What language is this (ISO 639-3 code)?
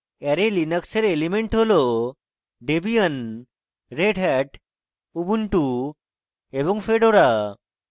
ben